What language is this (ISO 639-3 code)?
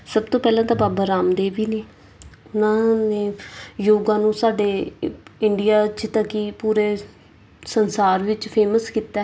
pan